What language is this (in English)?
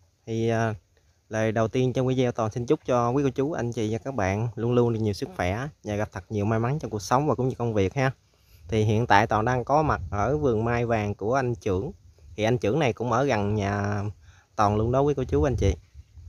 Vietnamese